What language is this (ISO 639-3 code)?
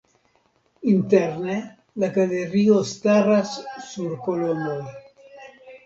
epo